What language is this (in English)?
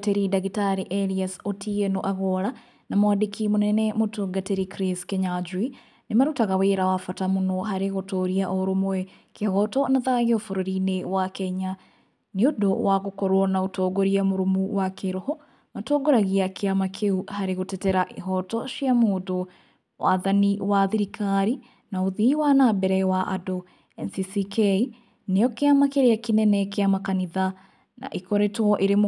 Kikuyu